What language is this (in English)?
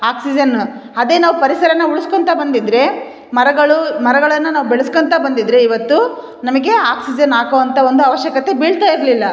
Kannada